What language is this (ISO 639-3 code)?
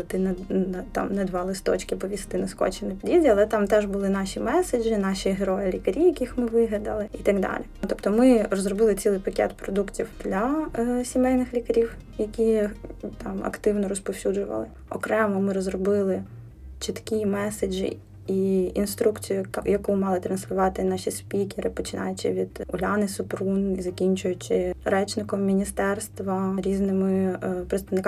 ukr